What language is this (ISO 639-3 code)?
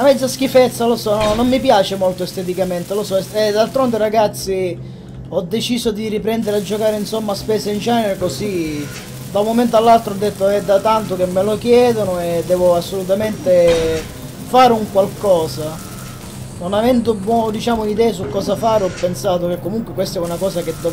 ita